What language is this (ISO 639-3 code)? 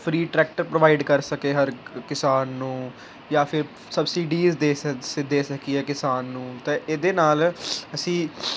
pan